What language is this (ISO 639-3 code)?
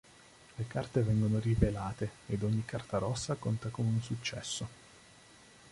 ita